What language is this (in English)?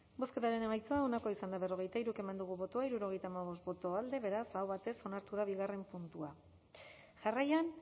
Basque